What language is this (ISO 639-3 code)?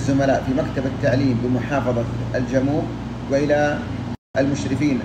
ara